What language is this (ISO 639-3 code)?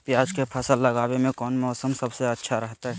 mag